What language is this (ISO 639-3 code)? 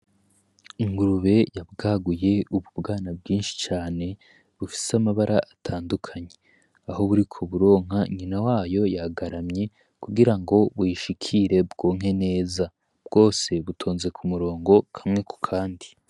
run